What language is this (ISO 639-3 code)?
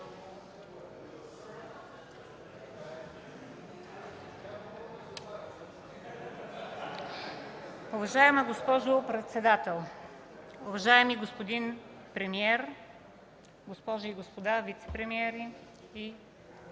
bul